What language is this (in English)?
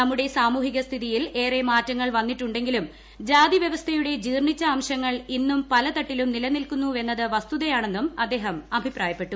Malayalam